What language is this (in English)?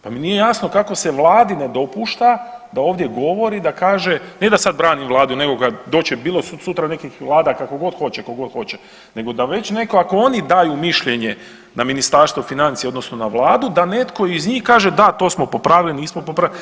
Croatian